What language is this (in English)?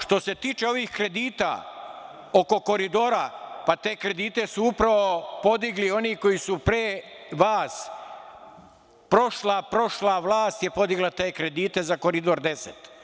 Serbian